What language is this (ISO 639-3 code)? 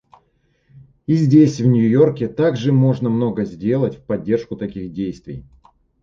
rus